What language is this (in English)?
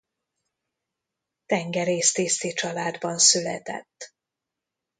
Hungarian